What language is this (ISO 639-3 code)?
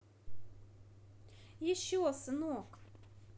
rus